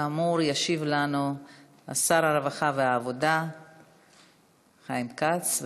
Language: Hebrew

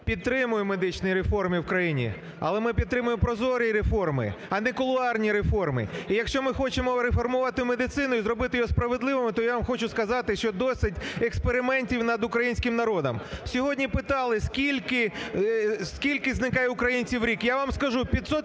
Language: Ukrainian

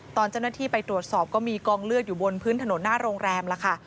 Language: Thai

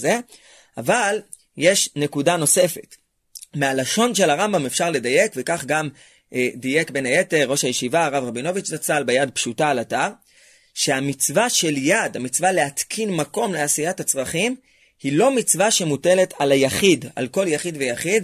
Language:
Hebrew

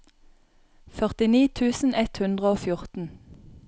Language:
Norwegian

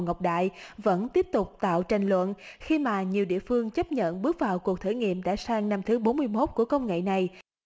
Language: Vietnamese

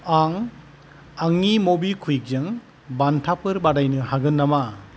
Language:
Bodo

